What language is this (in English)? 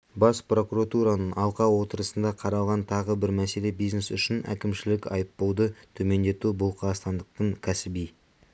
Kazakh